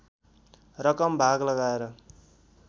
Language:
Nepali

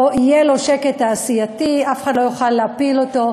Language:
Hebrew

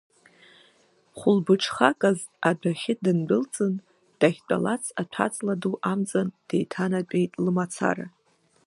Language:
Abkhazian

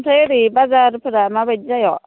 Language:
Bodo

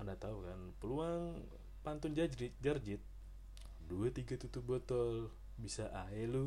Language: Indonesian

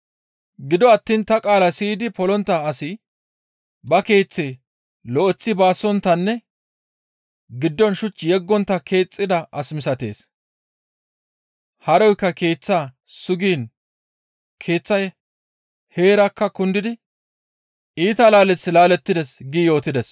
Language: Gamo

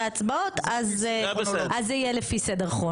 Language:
Hebrew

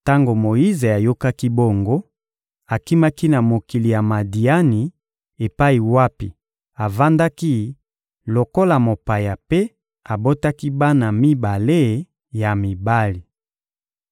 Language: Lingala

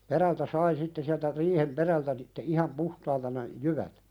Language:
Finnish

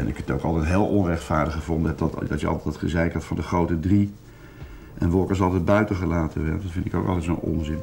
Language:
Dutch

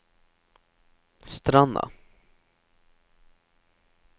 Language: Norwegian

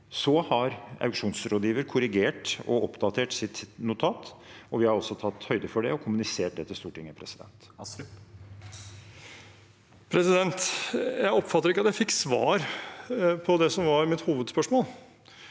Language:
Norwegian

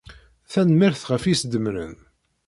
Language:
Kabyle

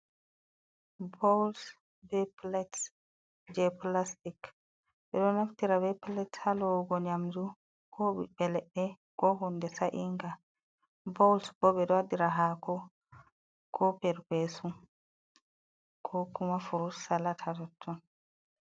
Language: Fula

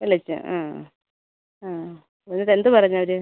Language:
Malayalam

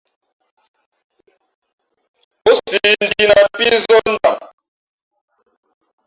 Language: Fe'fe'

